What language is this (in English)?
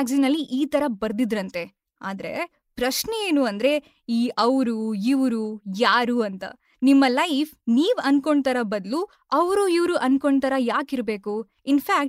Kannada